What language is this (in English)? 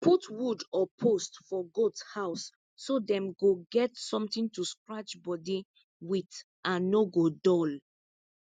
Nigerian Pidgin